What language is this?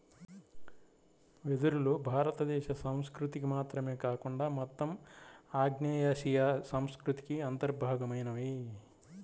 Telugu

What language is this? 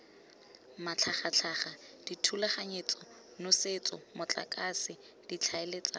Tswana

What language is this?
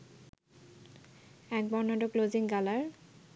Bangla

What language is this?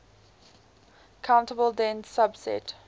English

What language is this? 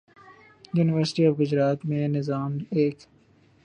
Urdu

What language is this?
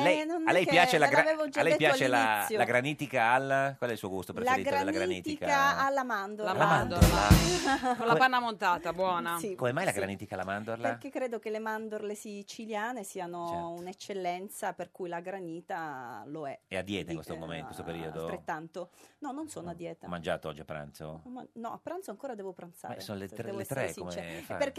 Italian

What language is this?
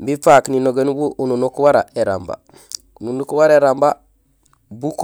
Gusilay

